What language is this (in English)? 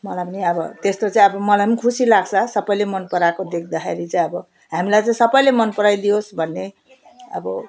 Nepali